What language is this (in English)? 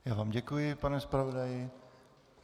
Czech